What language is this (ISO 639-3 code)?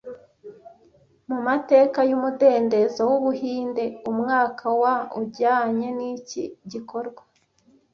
kin